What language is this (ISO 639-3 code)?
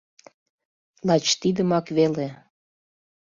chm